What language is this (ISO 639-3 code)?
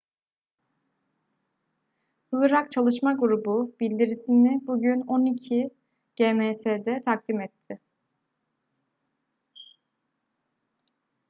tur